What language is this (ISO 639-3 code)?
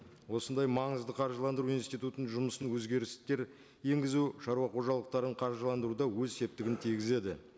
kaz